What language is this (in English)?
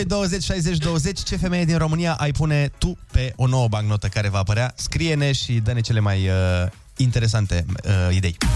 Romanian